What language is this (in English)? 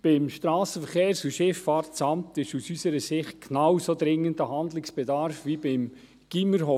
Swiss German